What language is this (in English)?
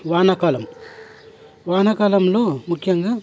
Telugu